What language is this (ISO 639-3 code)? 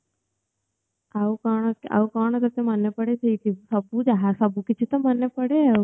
ori